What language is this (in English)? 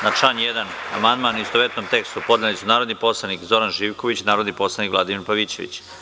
Serbian